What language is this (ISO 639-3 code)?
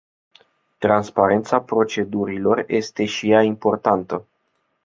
ron